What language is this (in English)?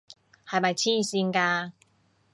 Cantonese